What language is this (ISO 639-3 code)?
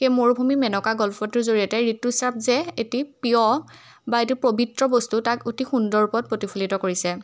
asm